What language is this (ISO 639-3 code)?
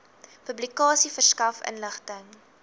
afr